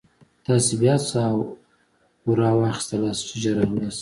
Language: Pashto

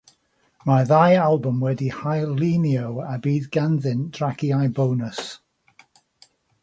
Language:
Welsh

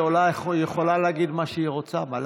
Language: Hebrew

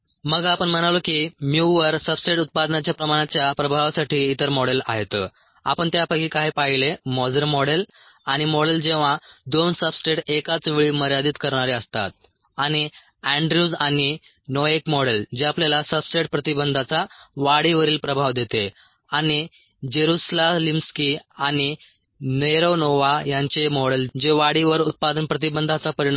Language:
Marathi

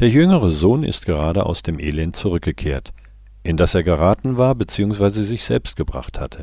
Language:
German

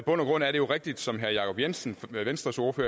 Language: Danish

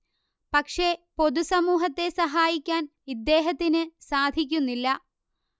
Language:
Malayalam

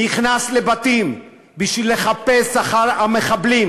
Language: Hebrew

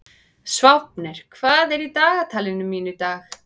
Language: Icelandic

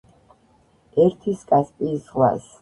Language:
Georgian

